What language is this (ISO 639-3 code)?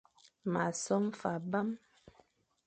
fan